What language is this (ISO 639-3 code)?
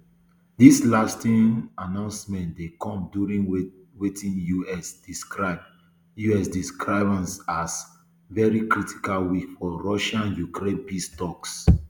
pcm